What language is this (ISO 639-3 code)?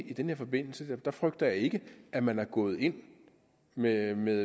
dan